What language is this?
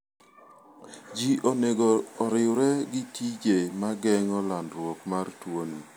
Luo (Kenya and Tanzania)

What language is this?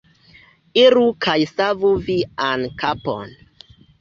Esperanto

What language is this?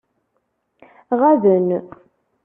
Kabyle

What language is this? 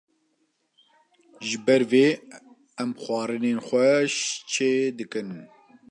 Kurdish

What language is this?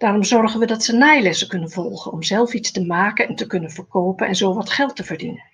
Dutch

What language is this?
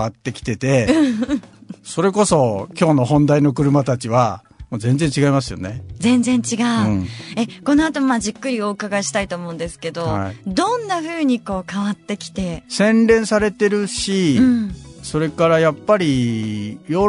Japanese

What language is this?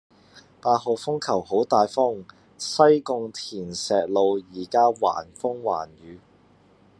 Cantonese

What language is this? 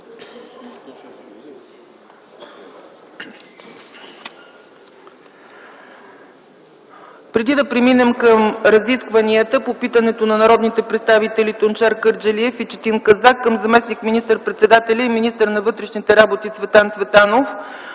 Bulgarian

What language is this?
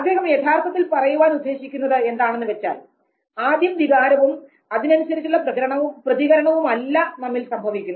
Malayalam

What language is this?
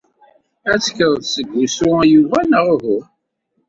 Kabyle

